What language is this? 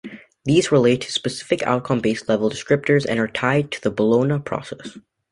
English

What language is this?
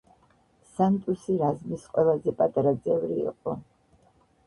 Georgian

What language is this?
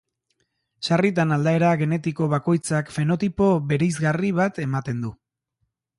Basque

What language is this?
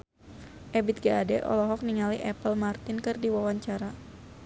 Sundanese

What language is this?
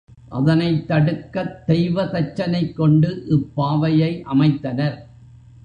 Tamil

